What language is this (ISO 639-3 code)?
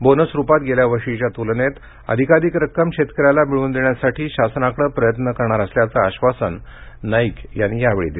mar